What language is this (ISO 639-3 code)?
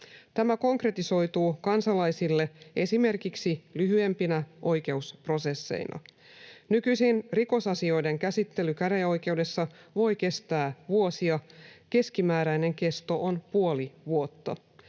fin